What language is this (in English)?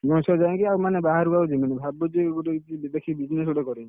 Odia